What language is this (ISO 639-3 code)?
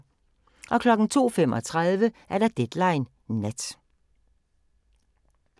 dan